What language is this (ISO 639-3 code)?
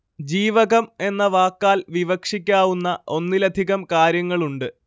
mal